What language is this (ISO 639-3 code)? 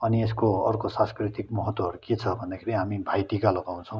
nep